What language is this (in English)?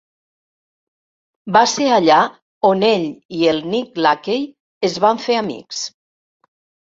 Catalan